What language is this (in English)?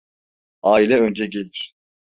Turkish